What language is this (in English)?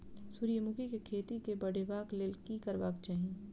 Maithili